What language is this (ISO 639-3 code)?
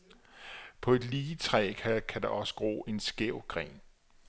dan